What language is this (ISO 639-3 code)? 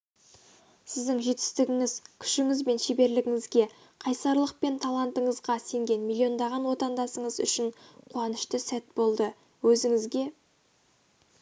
kaz